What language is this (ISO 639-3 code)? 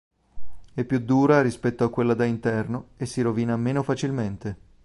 ita